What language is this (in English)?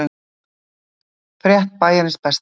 Icelandic